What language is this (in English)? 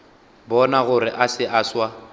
Northern Sotho